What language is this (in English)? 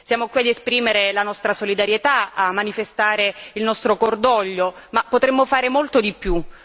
Italian